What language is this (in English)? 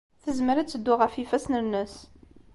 Kabyle